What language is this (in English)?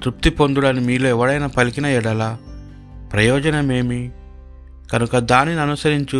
Telugu